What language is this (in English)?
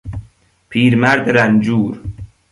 Persian